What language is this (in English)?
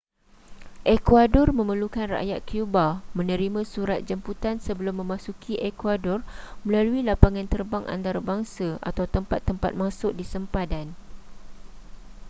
Malay